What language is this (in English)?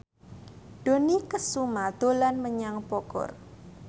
Javanese